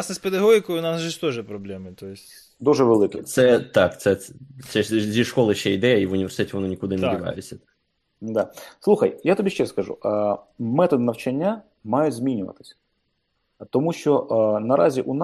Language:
Ukrainian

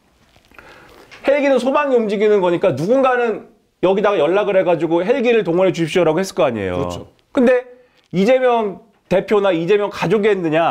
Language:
Korean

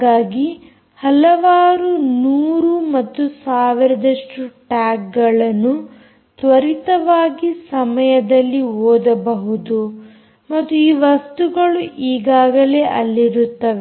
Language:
Kannada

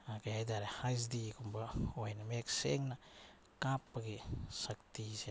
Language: Manipuri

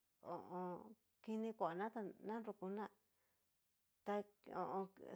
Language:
Cacaloxtepec Mixtec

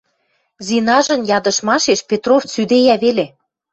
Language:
Western Mari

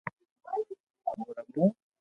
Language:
Loarki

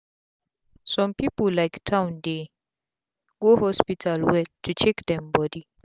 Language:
Nigerian Pidgin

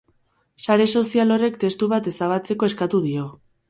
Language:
Basque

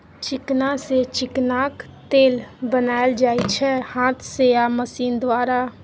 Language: Maithili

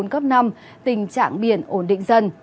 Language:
Vietnamese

